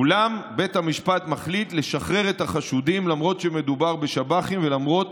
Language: Hebrew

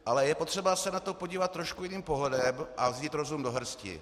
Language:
Czech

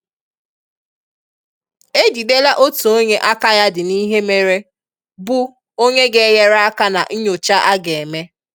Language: Igbo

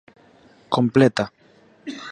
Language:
Galician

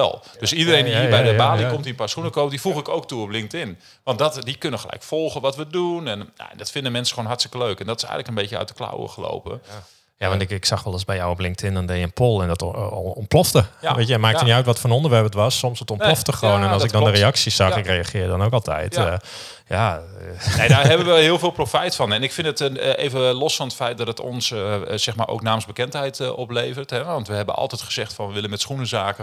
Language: Dutch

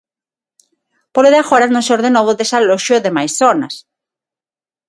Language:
Galician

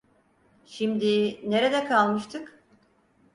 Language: Turkish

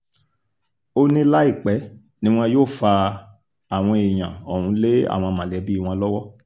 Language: Yoruba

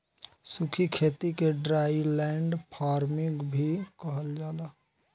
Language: Bhojpuri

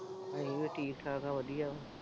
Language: Punjabi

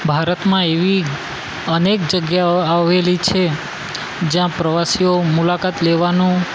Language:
Gujarati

